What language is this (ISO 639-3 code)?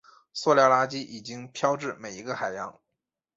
zho